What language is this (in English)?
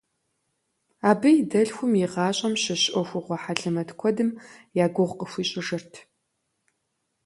Kabardian